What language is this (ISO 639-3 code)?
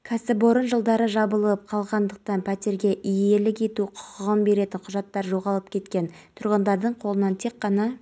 kaz